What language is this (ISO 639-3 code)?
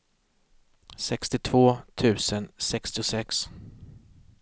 swe